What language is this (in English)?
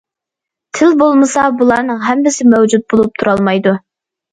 Uyghur